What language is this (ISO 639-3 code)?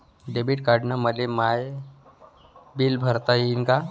mar